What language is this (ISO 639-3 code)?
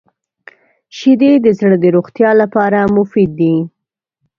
pus